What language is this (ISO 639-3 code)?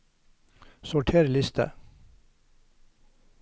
nor